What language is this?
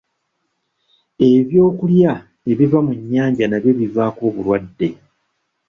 Ganda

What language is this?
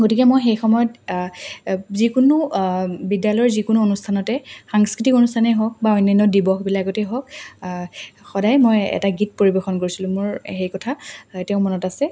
Assamese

